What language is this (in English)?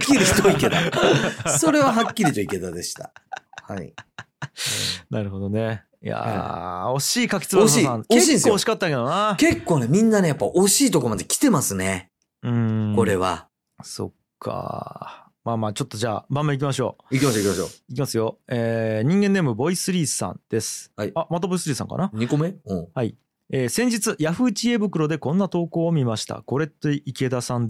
Japanese